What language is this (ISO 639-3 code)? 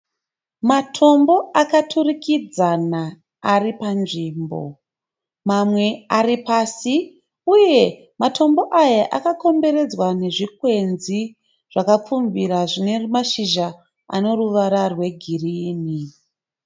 sna